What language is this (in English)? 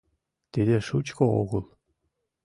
Mari